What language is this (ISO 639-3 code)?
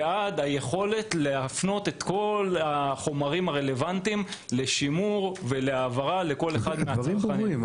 heb